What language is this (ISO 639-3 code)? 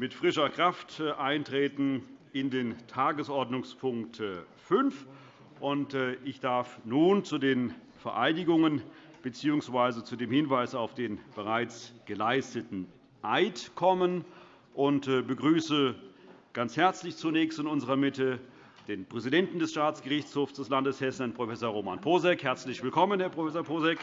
deu